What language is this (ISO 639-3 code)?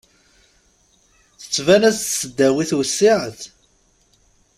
kab